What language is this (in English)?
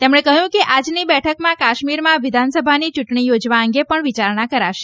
Gujarati